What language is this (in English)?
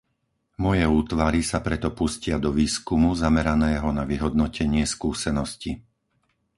Slovak